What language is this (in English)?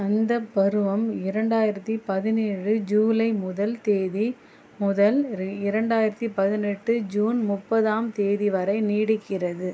Tamil